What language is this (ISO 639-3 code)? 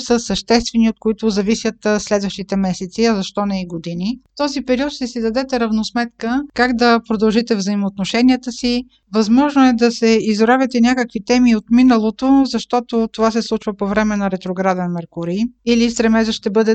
bul